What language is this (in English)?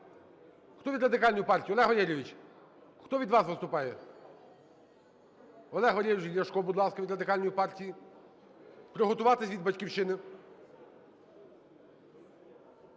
Ukrainian